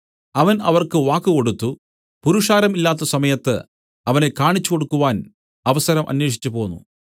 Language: Malayalam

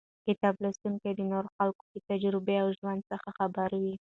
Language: Pashto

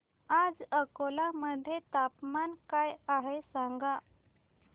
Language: Marathi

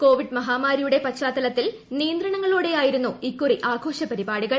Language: Malayalam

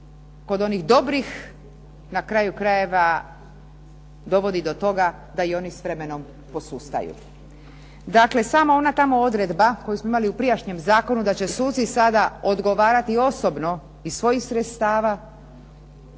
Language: Croatian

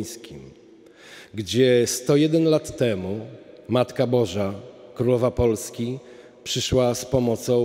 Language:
Polish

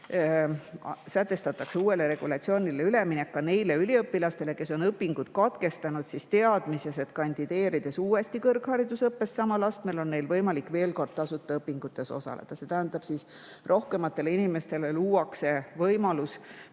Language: Estonian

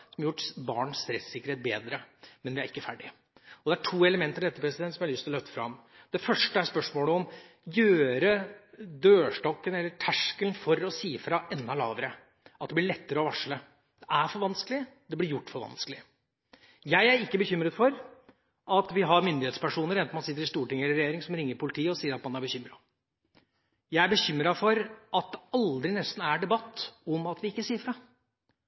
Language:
Norwegian Bokmål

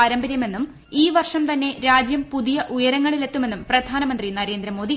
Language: Malayalam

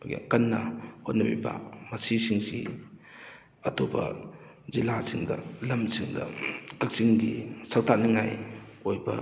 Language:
Manipuri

